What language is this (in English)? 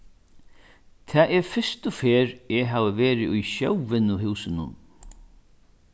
Faroese